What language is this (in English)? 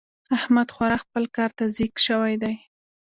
Pashto